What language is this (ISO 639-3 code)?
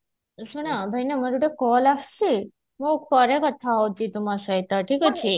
ori